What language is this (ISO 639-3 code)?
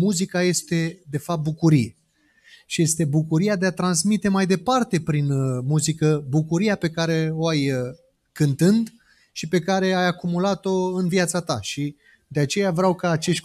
ron